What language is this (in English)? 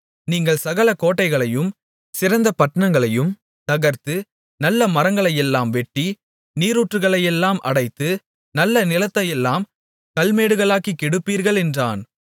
Tamil